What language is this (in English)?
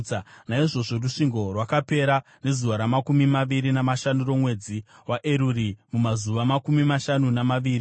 Shona